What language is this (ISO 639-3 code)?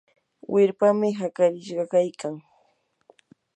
qur